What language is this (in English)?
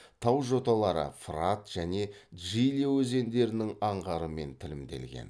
Kazakh